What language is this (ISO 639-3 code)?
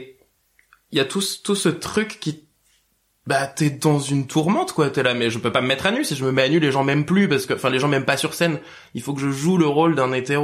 fra